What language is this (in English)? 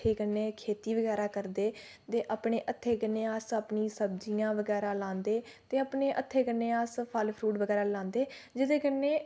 Dogri